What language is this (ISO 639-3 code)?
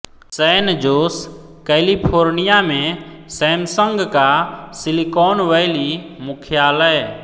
hin